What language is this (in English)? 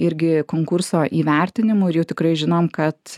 Lithuanian